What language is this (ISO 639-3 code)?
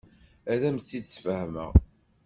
kab